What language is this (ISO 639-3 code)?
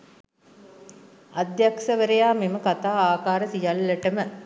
sin